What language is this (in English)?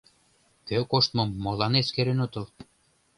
Mari